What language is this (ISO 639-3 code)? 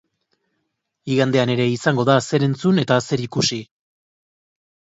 eus